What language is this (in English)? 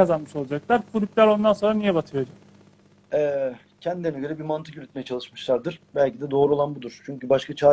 Turkish